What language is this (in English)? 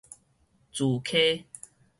Min Nan Chinese